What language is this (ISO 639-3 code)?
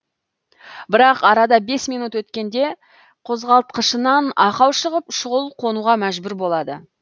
kaz